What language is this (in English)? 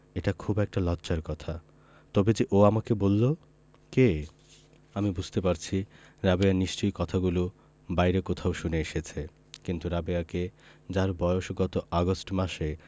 Bangla